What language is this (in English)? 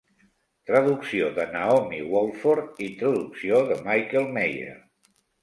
Catalan